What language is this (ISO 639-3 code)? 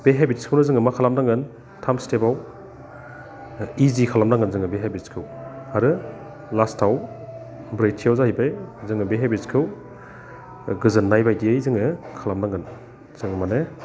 brx